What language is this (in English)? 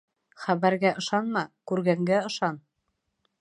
Bashkir